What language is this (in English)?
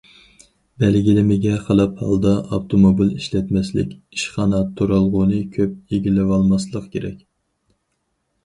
Uyghur